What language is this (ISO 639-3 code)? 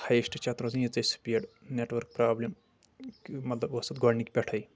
kas